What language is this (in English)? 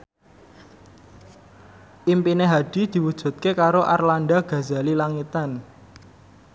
Javanese